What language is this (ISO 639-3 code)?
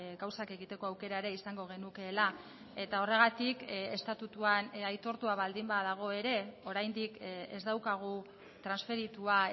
eus